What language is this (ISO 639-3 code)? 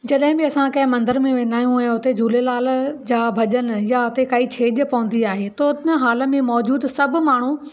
snd